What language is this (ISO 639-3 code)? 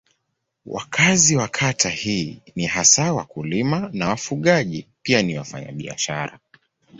swa